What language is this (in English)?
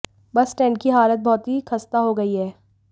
Hindi